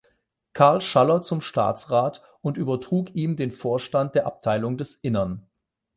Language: German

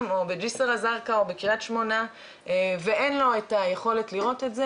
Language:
Hebrew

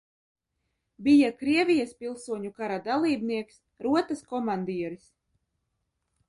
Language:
Latvian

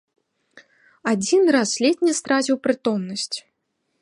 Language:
Belarusian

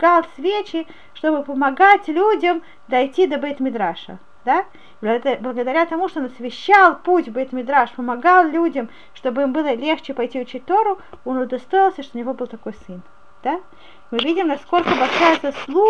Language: Russian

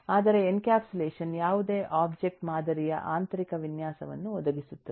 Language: Kannada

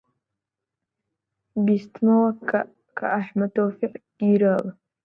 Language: Central Kurdish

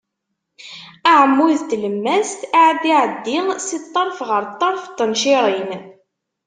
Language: Kabyle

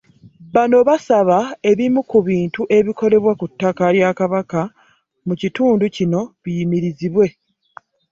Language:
Ganda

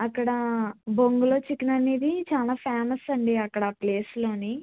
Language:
Telugu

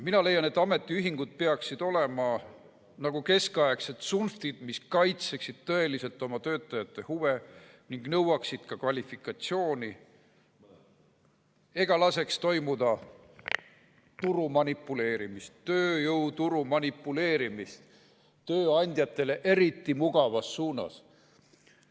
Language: Estonian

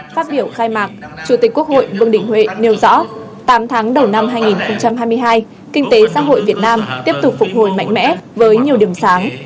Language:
Vietnamese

